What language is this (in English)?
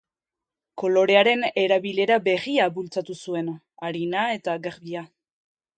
Basque